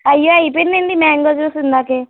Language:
Telugu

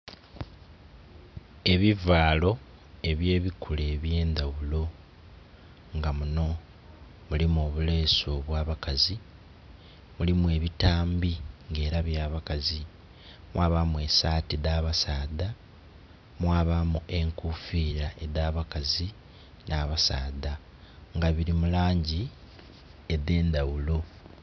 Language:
Soga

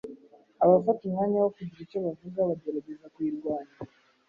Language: Kinyarwanda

